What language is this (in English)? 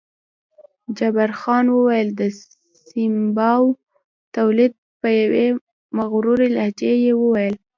Pashto